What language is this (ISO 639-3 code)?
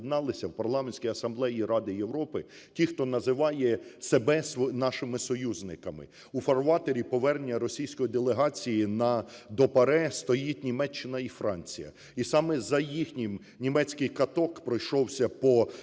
ukr